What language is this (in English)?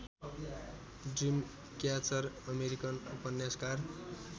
Nepali